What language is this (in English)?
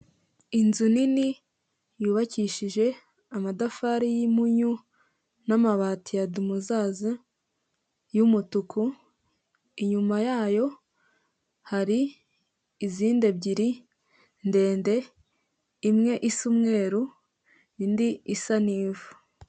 Kinyarwanda